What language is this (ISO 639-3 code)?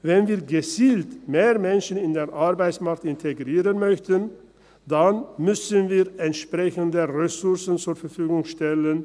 gsw